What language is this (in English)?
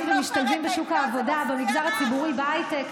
Hebrew